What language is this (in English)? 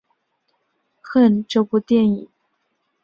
Chinese